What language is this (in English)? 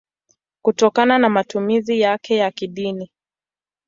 Swahili